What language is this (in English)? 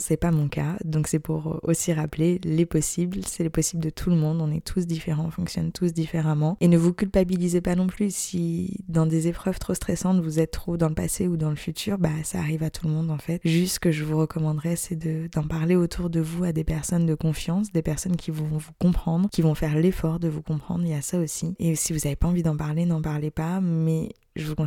French